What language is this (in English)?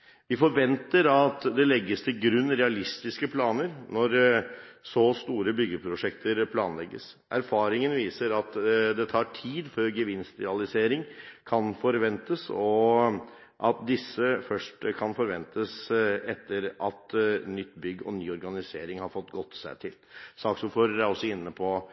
Norwegian Bokmål